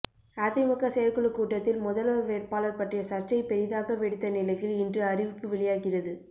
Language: Tamil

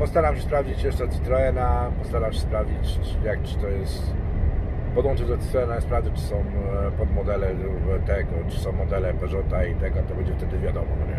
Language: Polish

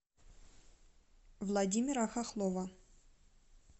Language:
Russian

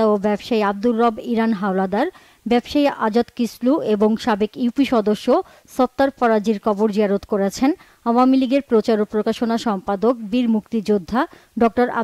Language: Bangla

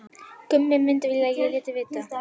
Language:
Icelandic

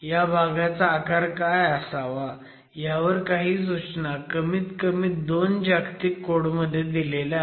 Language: Marathi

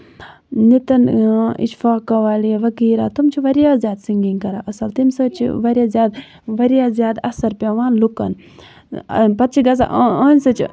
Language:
Kashmiri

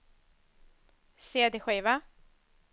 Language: Swedish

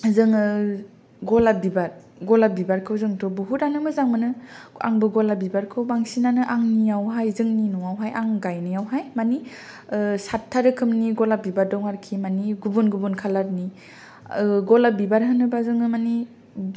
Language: Bodo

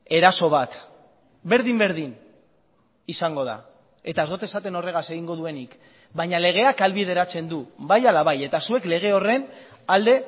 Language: Basque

